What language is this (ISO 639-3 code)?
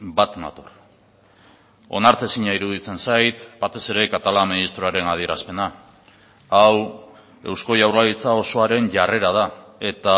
eus